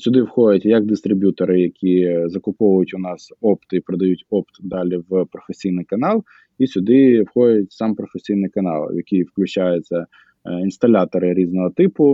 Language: Ukrainian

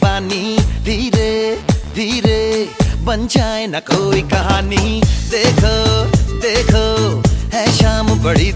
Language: Arabic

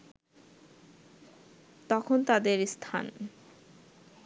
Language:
Bangla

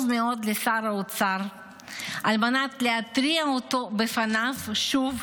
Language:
Hebrew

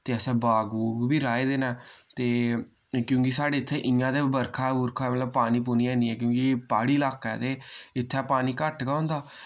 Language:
Dogri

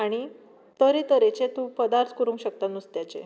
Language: Konkani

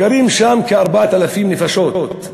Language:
Hebrew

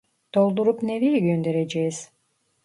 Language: Turkish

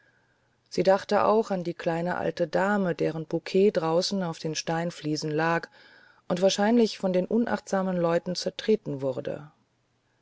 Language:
German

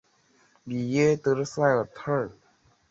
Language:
Chinese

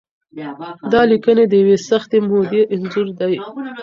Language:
Pashto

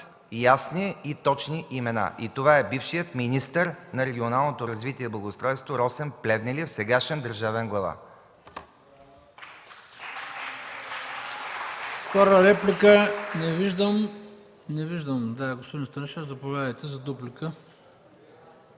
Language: Bulgarian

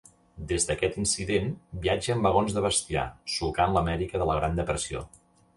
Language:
Catalan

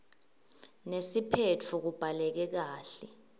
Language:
Swati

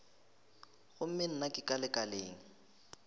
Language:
Northern Sotho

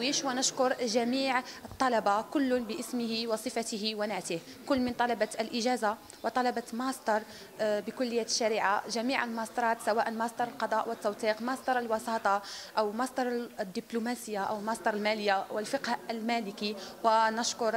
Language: Arabic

